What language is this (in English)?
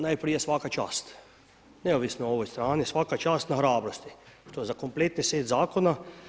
Croatian